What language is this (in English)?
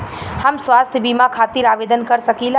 Bhojpuri